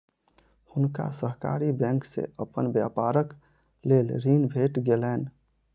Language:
Maithili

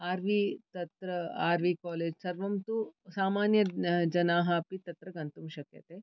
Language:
Sanskrit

